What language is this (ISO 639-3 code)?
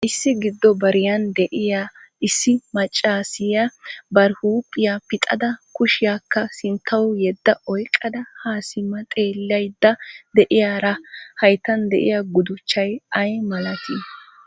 wal